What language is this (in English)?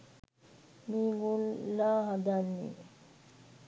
Sinhala